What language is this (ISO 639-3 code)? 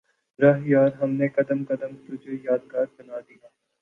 urd